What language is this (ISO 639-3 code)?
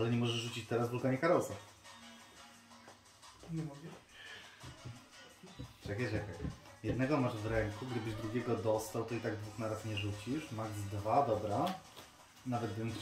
pol